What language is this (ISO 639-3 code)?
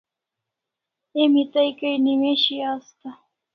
kls